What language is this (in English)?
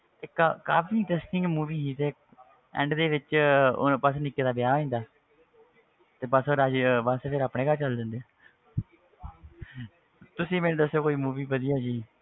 Punjabi